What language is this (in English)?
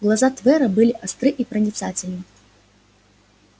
Russian